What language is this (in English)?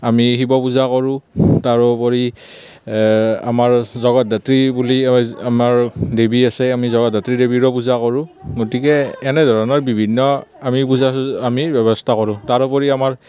Assamese